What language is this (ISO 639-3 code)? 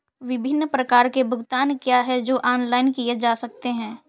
hin